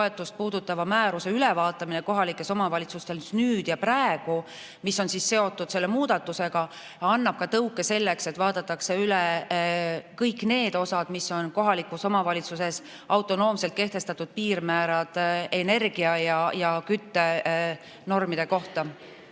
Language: Estonian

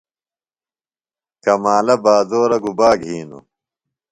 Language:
Phalura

